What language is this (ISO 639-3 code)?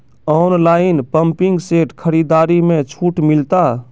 mai